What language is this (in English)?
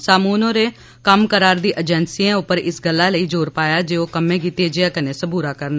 Dogri